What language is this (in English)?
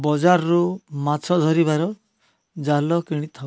Odia